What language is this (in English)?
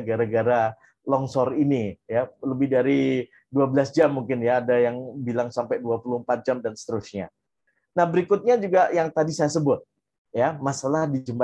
Indonesian